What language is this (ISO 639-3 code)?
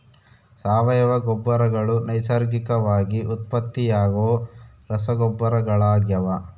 kan